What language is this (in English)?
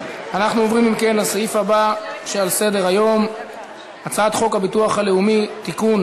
Hebrew